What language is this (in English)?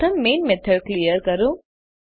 Gujarati